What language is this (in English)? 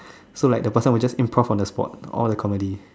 English